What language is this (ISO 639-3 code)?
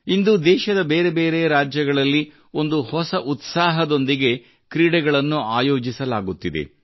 kan